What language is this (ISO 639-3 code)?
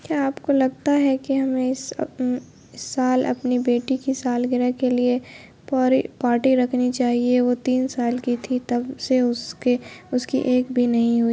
urd